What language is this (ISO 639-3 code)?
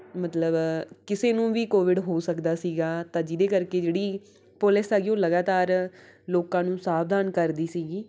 pan